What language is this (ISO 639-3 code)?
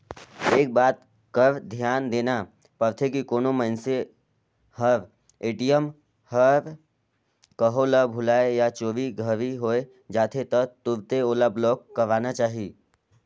hne